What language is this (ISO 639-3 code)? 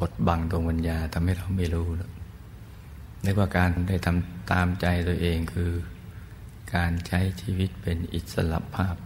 tha